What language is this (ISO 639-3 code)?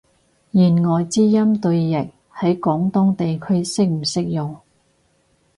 yue